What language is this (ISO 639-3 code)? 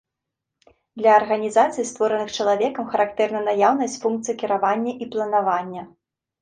bel